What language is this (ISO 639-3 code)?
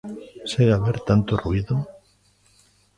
glg